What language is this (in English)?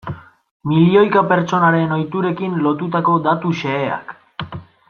Basque